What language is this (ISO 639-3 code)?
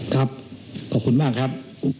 tha